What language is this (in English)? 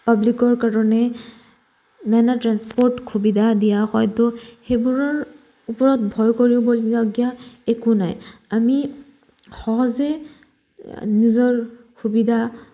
Assamese